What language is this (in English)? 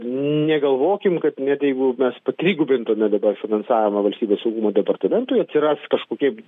Lithuanian